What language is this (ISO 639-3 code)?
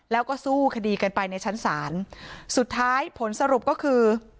tha